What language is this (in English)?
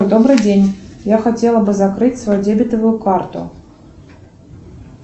Russian